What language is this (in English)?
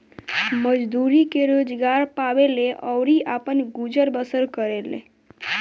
Bhojpuri